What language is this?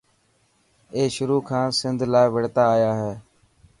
Dhatki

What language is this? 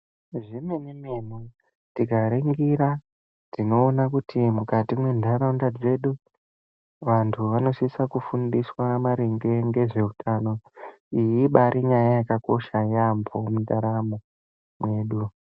Ndau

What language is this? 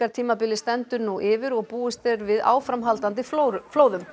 Icelandic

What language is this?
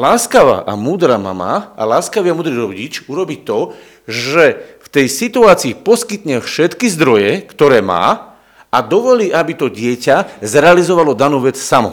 Slovak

